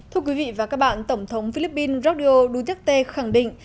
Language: Vietnamese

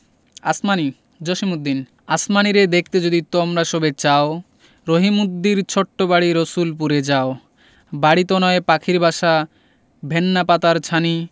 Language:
Bangla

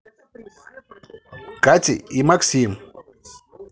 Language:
Russian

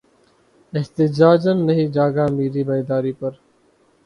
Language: Urdu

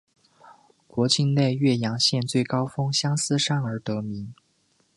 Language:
Chinese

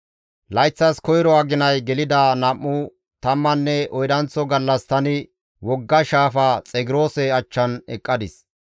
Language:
Gamo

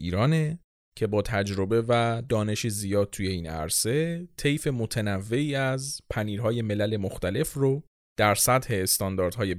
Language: Persian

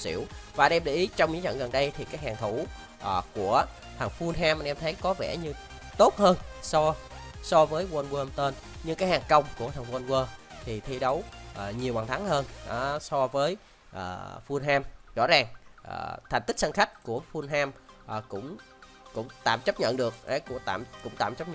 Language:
Vietnamese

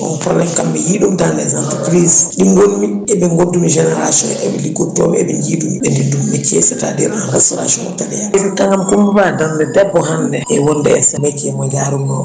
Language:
Fula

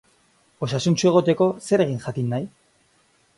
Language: Basque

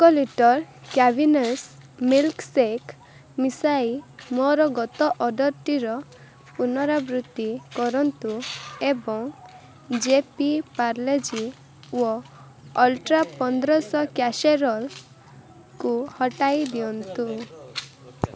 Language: Odia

